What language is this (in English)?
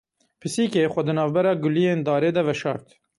Kurdish